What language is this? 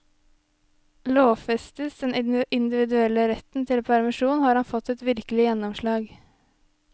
Norwegian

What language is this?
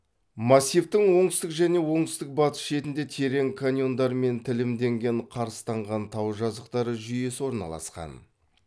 Kazakh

